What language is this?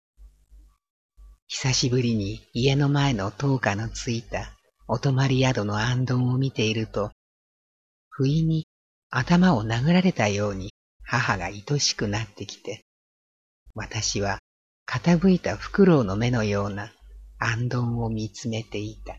Japanese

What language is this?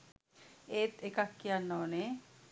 Sinhala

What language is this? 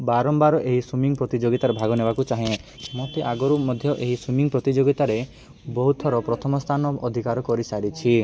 Odia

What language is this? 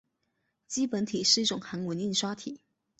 Chinese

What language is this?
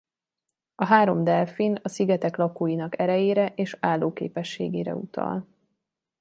Hungarian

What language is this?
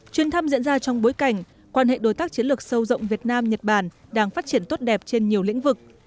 Vietnamese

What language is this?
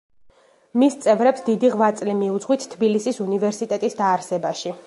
Georgian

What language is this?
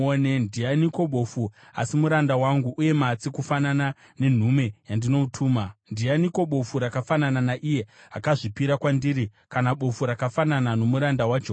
Shona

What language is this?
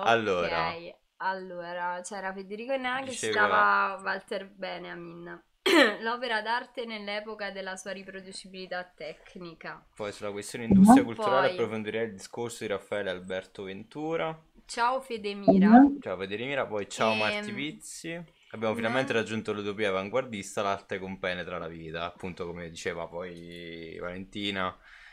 Italian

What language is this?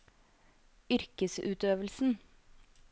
Norwegian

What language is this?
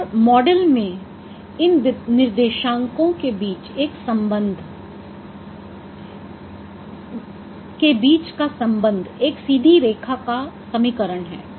Hindi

